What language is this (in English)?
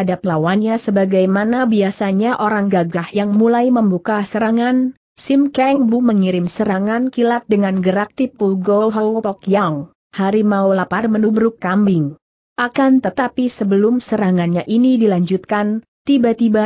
Indonesian